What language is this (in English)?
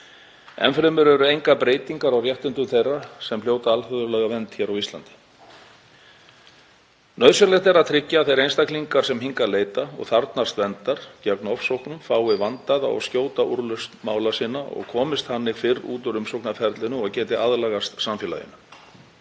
Icelandic